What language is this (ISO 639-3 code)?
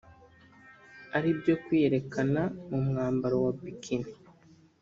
kin